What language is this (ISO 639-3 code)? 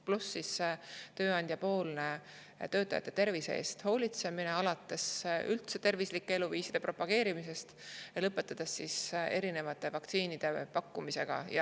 est